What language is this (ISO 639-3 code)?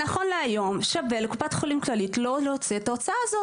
heb